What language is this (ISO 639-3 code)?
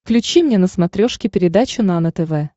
rus